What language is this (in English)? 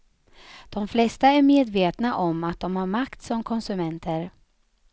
Swedish